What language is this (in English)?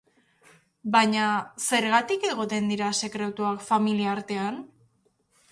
Basque